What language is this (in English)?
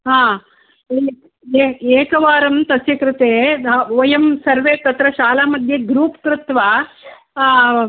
Sanskrit